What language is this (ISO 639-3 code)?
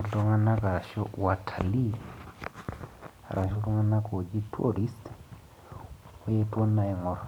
mas